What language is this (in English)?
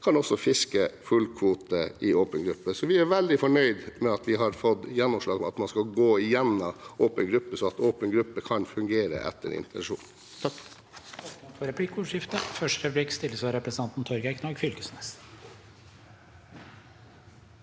Norwegian